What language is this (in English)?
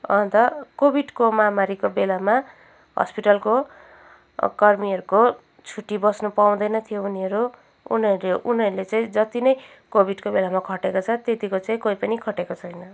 Nepali